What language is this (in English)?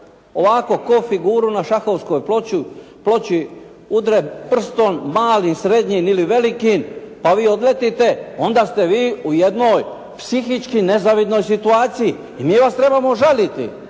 Croatian